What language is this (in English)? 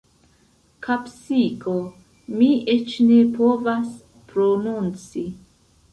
Esperanto